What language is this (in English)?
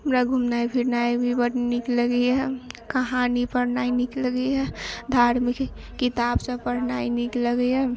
Maithili